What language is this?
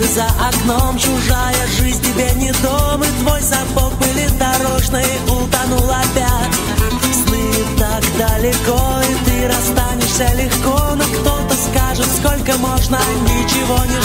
Arabic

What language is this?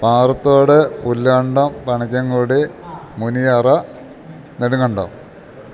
Malayalam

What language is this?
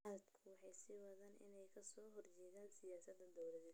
Somali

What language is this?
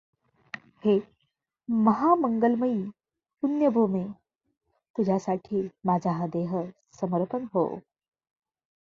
Marathi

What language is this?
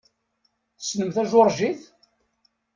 Kabyle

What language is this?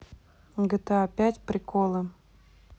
Russian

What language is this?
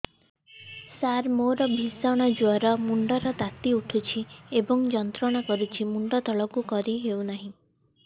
Odia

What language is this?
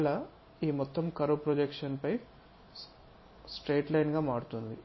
Telugu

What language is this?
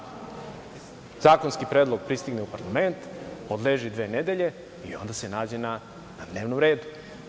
Serbian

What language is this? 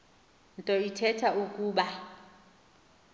Xhosa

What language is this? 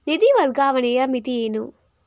Kannada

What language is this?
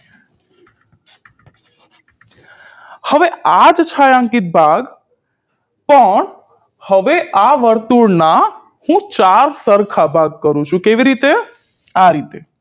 Gujarati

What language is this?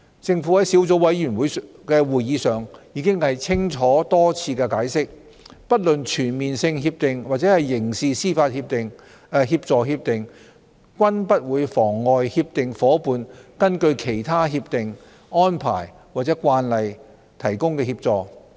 Cantonese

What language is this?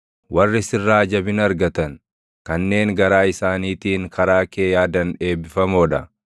Oromo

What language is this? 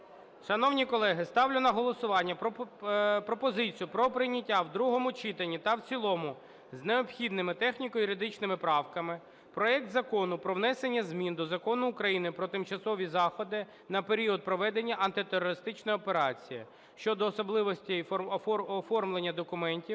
Ukrainian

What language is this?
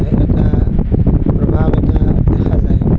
Assamese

